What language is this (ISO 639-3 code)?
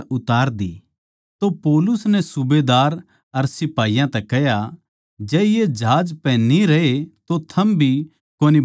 bgc